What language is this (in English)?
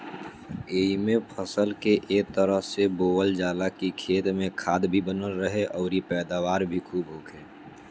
Bhojpuri